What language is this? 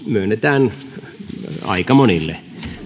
Finnish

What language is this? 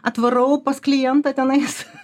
Lithuanian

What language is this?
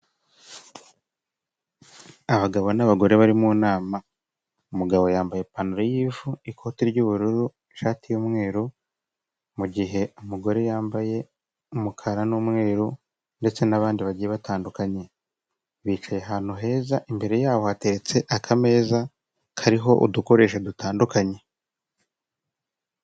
Kinyarwanda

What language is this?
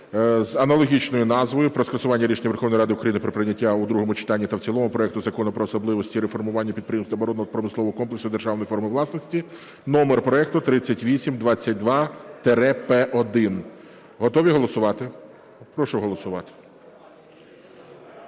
Ukrainian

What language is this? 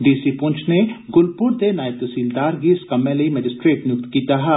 Dogri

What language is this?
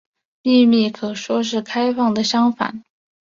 Chinese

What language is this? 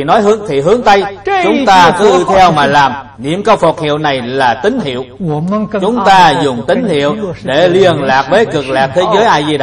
Vietnamese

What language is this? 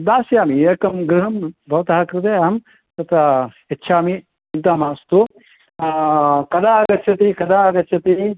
Sanskrit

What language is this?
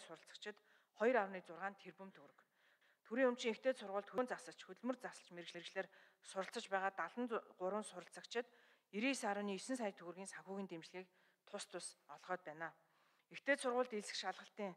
Arabic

